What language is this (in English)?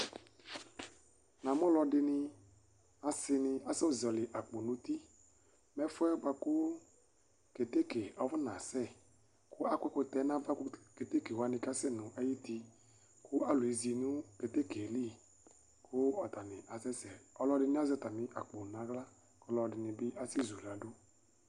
Ikposo